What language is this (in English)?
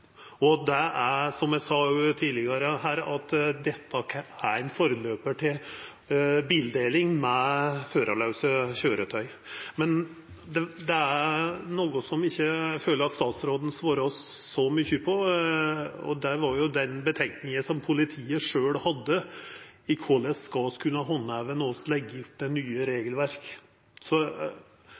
Norwegian Nynorsk